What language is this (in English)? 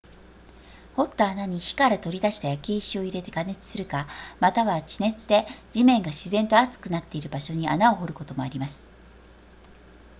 Japanese